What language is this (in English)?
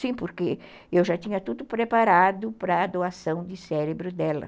Portuguese